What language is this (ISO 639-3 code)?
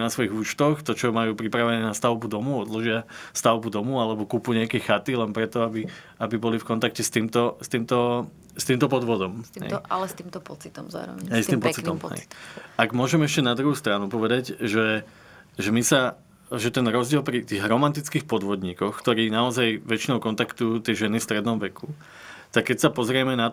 slk